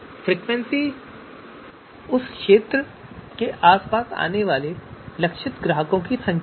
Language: Hindi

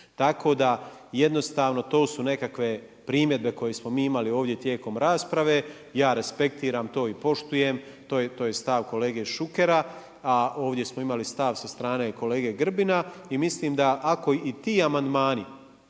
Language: Croatian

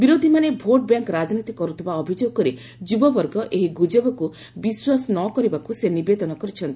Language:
Odia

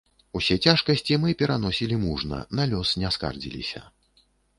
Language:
Belarusian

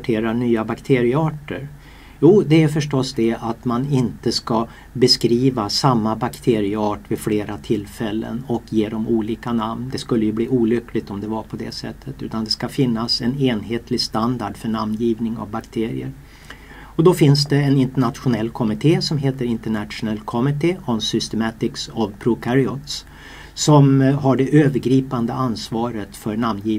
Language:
Swedish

